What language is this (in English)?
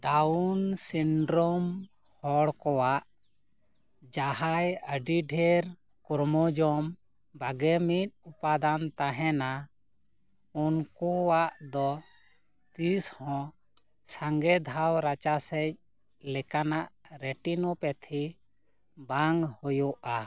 Santali